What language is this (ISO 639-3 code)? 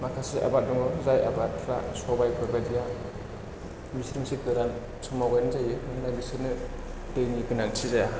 brx